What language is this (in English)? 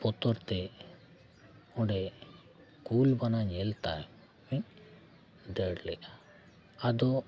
Santali